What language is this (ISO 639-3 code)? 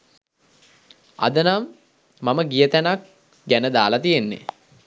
sin